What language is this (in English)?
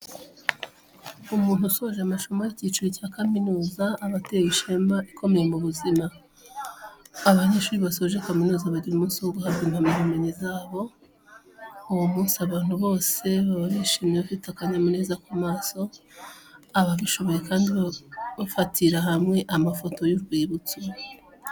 Kinyarwanda